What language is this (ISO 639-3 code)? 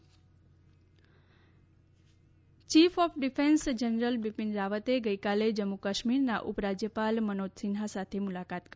guj